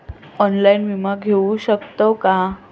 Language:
Marathi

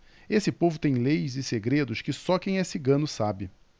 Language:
Portuguese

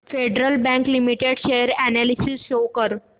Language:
Marathi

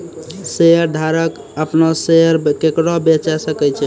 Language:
Maithili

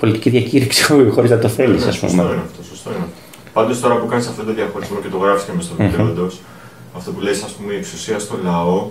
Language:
Greek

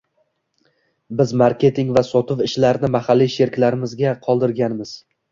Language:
Uzbek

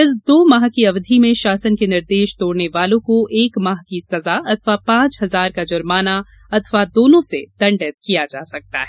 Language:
Hindi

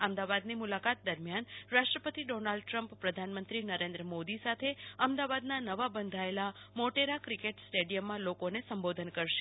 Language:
Gujarati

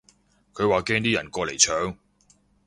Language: Cantonese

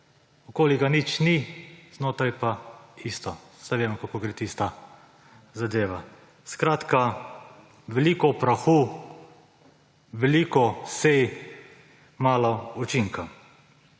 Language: Slovenian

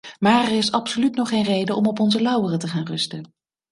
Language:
Dutch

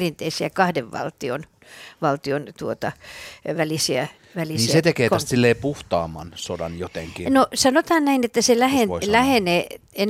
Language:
Finnish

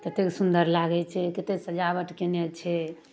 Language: Maithili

